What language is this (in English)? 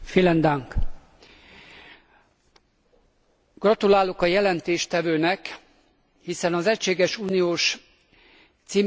Hungarian